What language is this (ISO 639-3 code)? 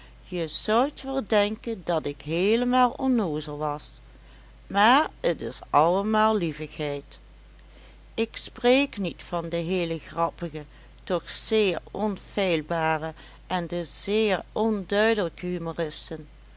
nld